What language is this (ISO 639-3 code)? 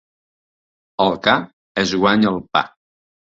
cat